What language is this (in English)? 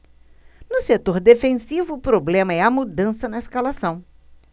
Portuguese